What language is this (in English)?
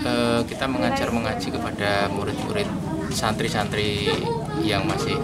Indonesian